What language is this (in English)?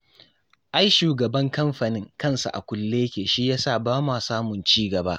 Hausa